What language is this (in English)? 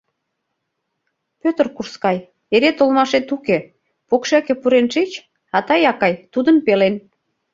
Mari